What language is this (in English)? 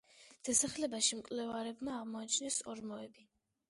Georgian